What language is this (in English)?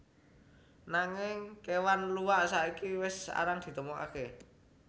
Javanese